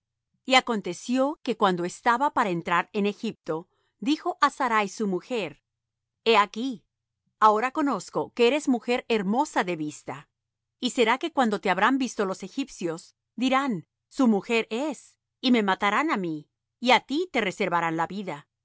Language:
Spanish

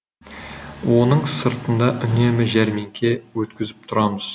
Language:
Kazakh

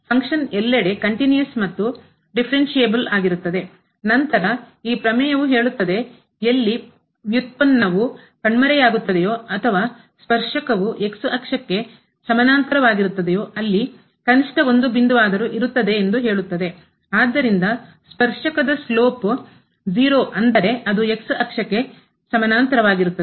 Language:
Kannada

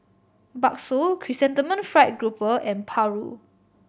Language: English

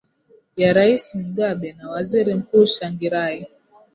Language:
Swahili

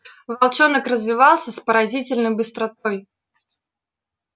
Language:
Russian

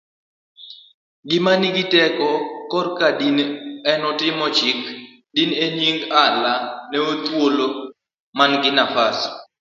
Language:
Luo (Kenya and Tanzania)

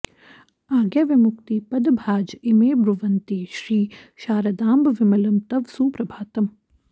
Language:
Sanskrit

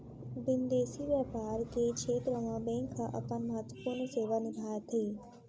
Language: Chhattisgarhi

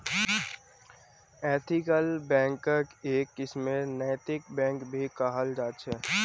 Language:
Magahi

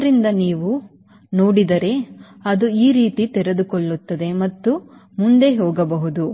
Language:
Kannada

